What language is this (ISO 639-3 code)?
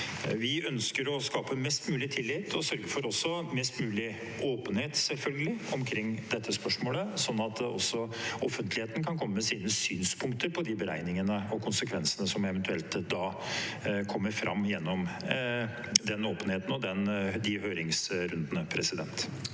nor